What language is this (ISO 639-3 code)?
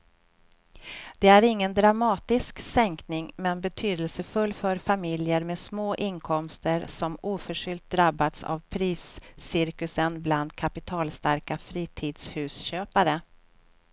swe